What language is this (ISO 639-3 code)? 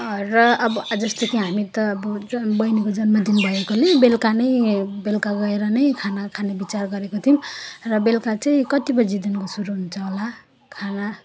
nep